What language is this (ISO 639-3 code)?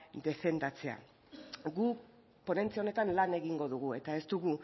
eus